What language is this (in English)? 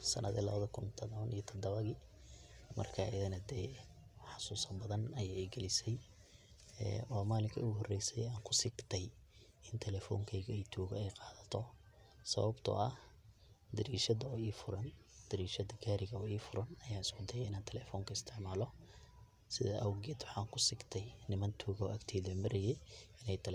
Somali